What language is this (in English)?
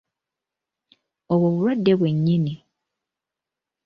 Ganda